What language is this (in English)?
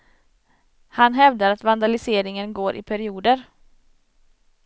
Swedish